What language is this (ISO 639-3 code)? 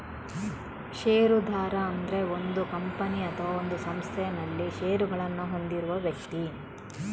kan